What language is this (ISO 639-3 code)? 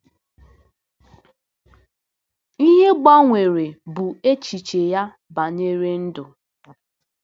ibo